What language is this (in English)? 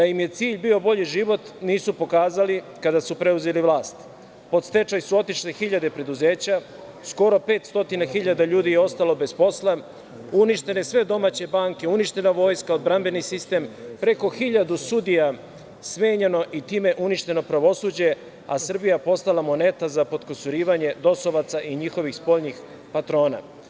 Serbian